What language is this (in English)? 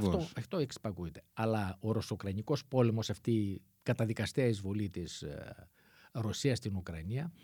Greek